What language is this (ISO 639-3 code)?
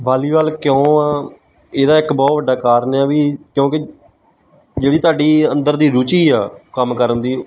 pan